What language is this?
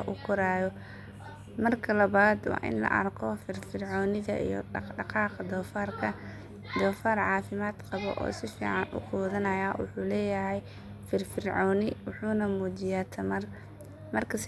Somali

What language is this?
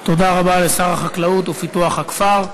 Hebrew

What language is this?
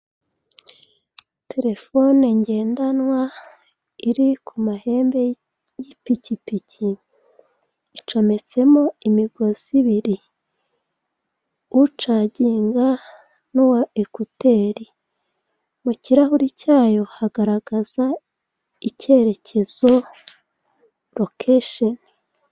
Kinyarwanda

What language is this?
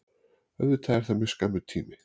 Icelandic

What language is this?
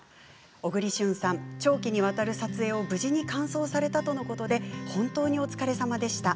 Japanese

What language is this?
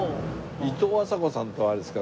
Japanese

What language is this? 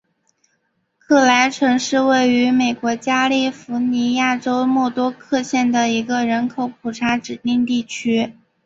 Chinese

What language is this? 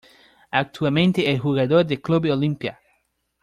Spanish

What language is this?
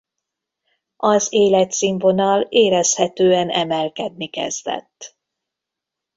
Hungarian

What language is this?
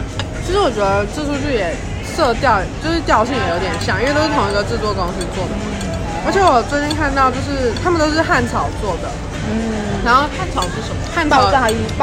Chinese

